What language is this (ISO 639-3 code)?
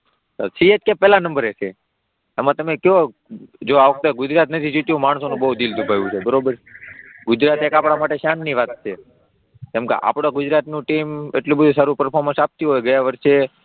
guj